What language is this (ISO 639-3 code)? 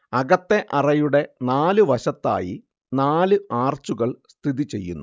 mal